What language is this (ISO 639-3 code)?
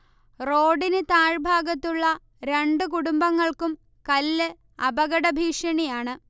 mal